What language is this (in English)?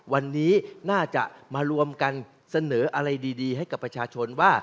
Thai